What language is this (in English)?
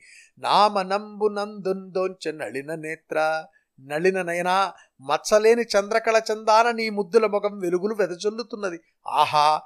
Telugu